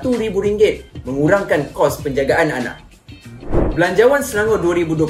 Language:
Malay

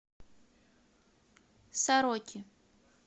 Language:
Russian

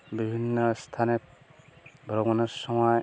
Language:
Bangla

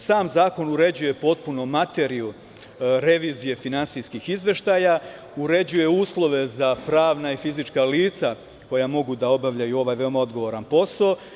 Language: Serbian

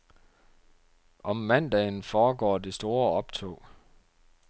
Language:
Danish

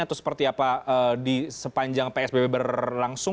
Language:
Indonesian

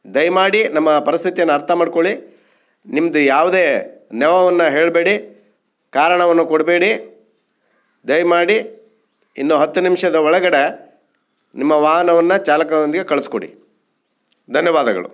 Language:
Kannada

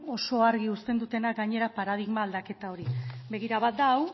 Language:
Basque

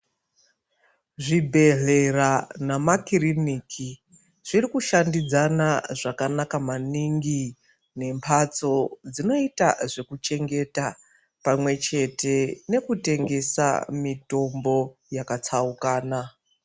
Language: Ndau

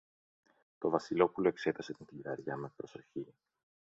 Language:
Greek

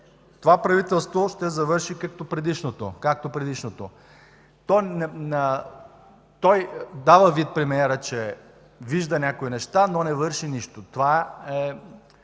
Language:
Bulgarian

